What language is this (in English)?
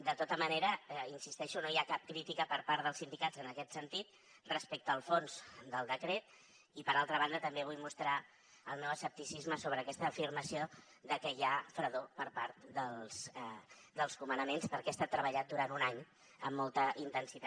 Catalan